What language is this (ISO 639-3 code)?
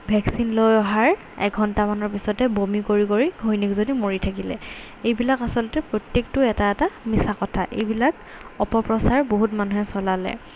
asm